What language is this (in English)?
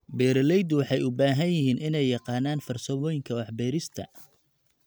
Somali